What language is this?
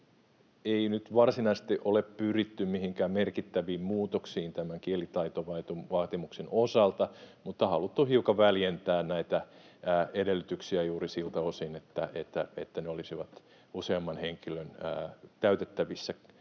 Finnish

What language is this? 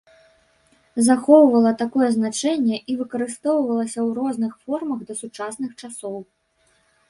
Belarusian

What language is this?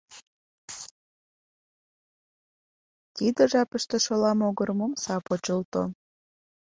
Mari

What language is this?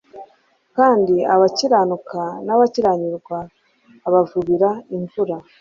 Kinyarwanda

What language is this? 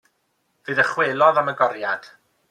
Welsh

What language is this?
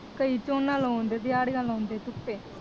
Punjabi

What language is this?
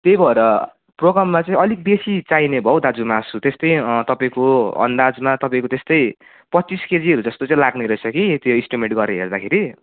Nepali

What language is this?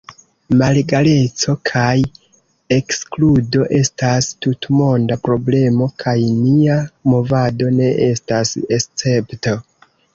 Esperanto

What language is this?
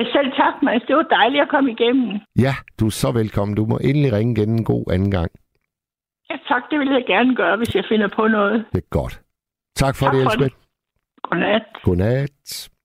Danish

